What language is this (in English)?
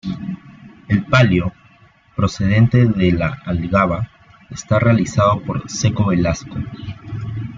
Spanish